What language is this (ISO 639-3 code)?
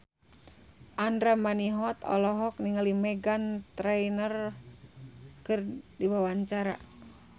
sun